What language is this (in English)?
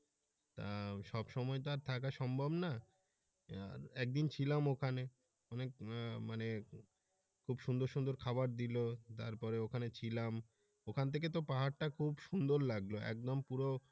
Bangla